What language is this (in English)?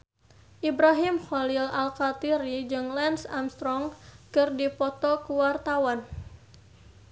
Sundanese